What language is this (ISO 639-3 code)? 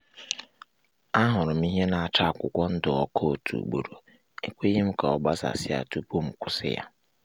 ibo